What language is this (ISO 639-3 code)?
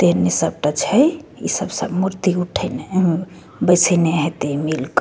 mai